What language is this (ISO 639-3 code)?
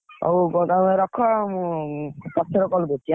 ori